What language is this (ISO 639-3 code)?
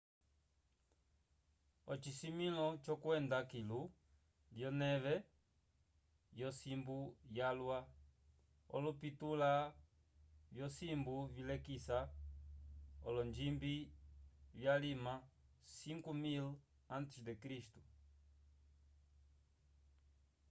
umb